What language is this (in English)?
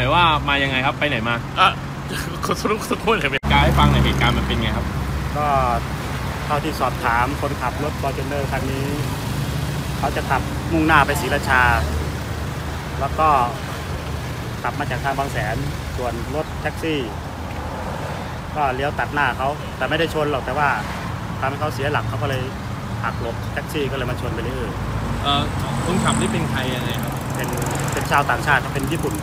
Thai